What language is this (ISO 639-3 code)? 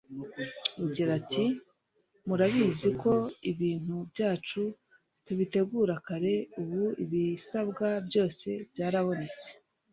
kin